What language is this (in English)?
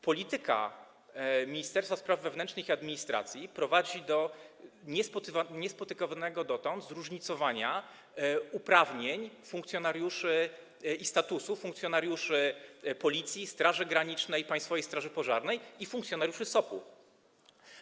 Polish